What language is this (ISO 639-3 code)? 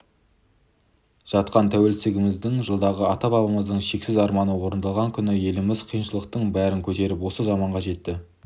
kaz